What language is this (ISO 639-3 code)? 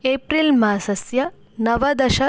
san